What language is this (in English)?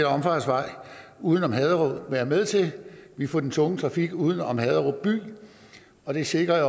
Danish